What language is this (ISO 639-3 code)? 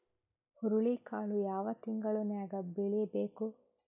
kan